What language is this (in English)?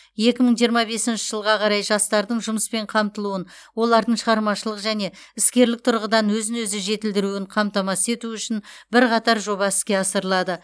Kazakh